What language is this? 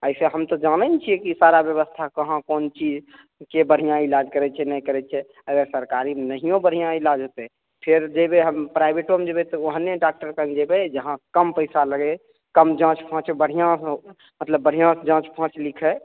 Maithili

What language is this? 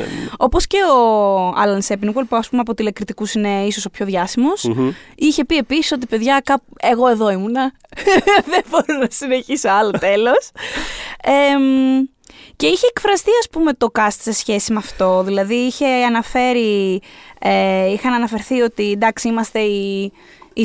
Greek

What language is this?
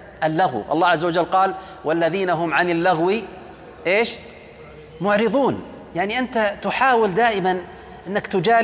Arabic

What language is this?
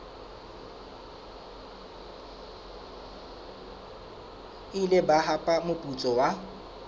Southern Sotho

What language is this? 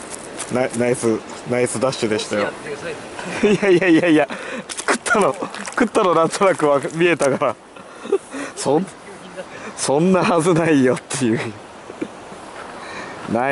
Japanese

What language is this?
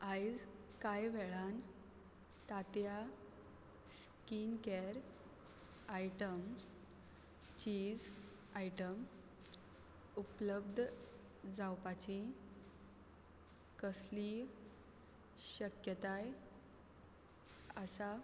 Konkani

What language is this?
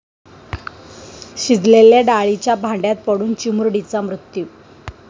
Marathi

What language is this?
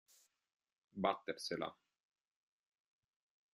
Italian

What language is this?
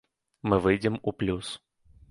Belarusian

